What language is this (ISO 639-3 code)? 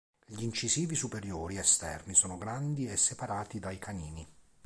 ita